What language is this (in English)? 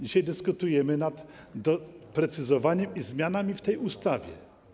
Polish